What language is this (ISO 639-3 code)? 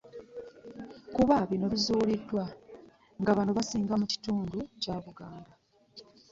lug